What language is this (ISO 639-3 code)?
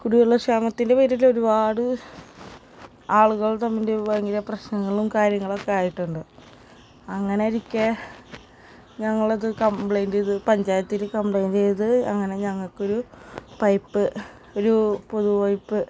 mal